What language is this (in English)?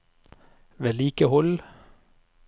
Norwegian